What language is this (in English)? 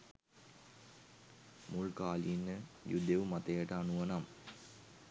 Sinhala